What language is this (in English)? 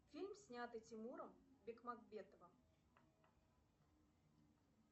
Russian